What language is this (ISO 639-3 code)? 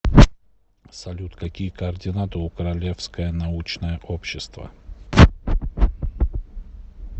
rus